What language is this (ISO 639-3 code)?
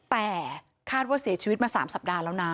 tha